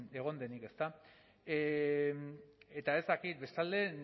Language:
Basque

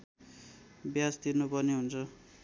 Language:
Nepali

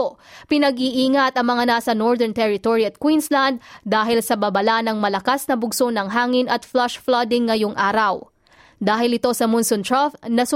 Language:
Filipino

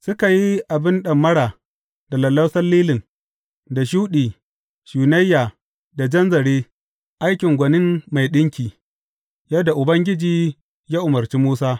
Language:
Hausa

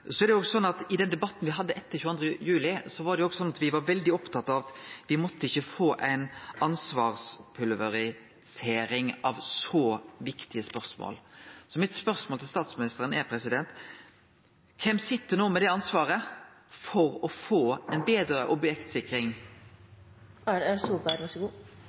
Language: Norwegian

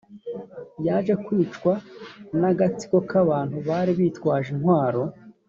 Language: Kinyarwanda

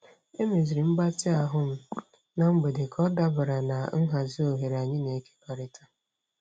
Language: Igbo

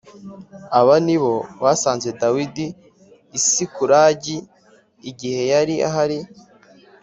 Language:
Kinyarwanda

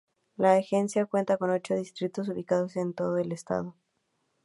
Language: Spanish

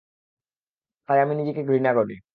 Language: Bangla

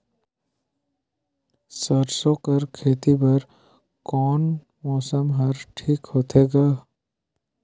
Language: Chhattisgarhi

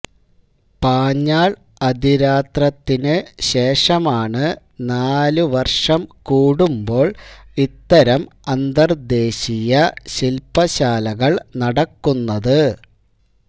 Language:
Malayalam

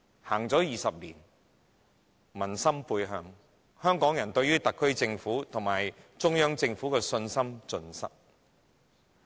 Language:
Cantonese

